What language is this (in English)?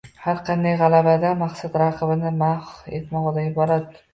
Uzbek